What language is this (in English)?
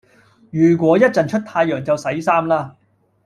Cantonese